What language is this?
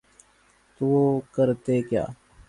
Urdu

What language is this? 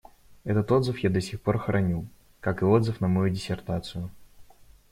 Russian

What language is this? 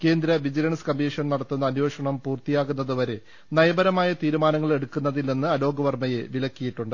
Malayalam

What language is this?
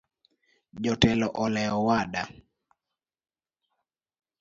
Luo (Kenya and Tanzania)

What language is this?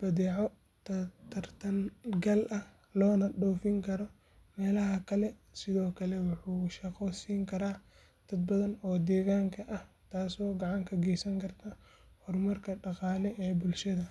Somali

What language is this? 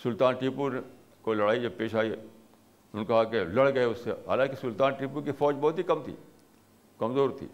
Urdu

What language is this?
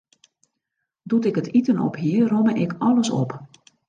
Western Frisian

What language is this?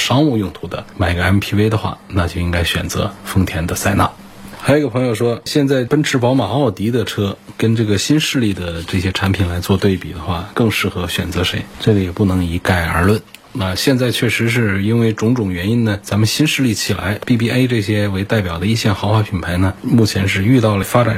Chinese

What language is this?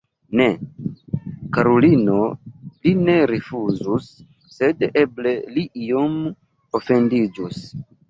Esperanto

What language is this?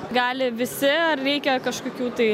Lithuanian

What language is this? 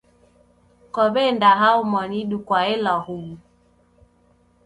Taita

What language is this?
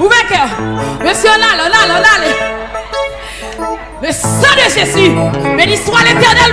Indonesian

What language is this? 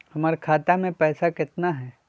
Magahi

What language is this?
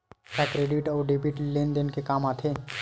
Chhattisgarhi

